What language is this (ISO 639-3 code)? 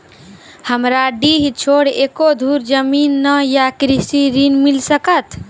mai